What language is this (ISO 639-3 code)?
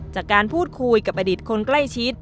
tha